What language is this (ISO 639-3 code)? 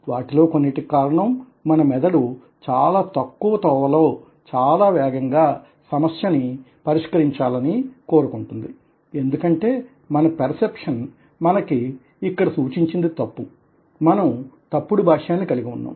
tel